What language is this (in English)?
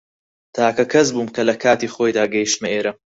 Central Kurdish